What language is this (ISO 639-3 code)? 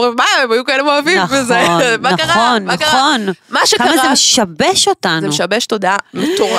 heb